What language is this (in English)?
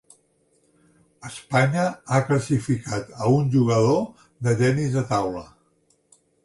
Catalan